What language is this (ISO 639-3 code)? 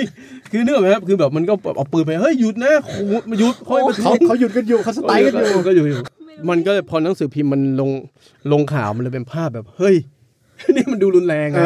tha